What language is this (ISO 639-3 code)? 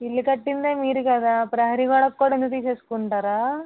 tel